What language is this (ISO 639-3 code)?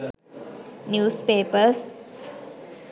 sin